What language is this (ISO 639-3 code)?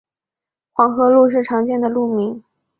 zho